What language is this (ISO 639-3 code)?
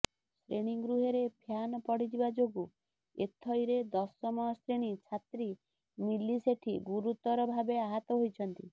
ori